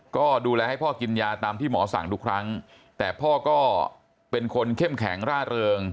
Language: Thai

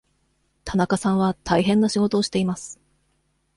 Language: Japanese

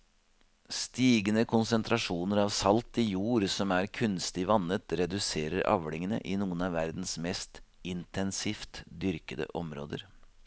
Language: Norwegian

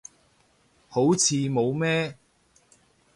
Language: Cantonese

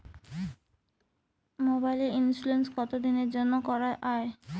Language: Bangla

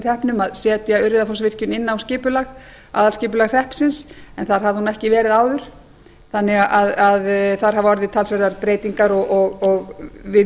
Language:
Icelandic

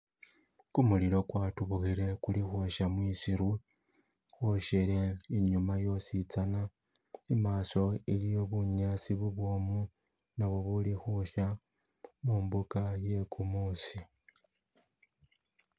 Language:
Masaaba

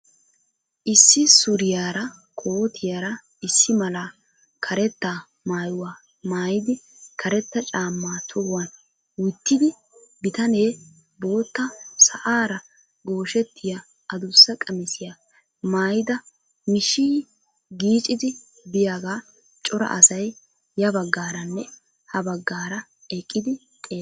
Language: Wolaytta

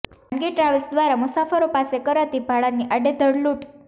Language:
Gujarati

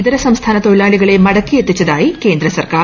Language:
Malayalam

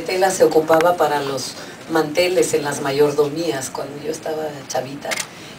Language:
Spanish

